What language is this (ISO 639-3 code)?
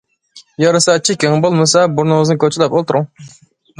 uig